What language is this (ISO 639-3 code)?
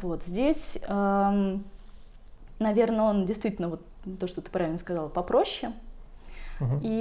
rus